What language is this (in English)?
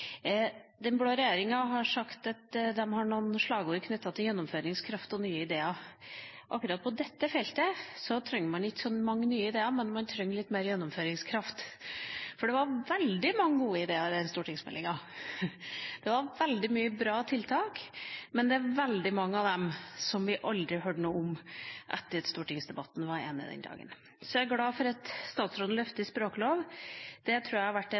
Norwegian Bokmål